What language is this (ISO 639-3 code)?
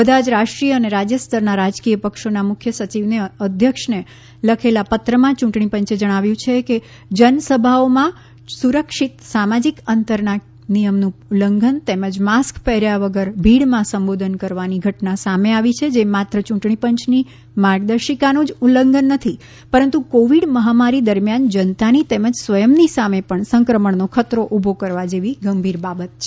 guj